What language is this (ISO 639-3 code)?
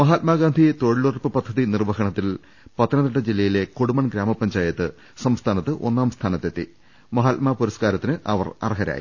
mal